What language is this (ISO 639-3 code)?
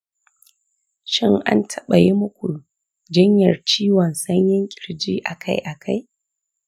hau